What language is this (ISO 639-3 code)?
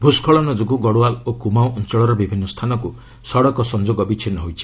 ori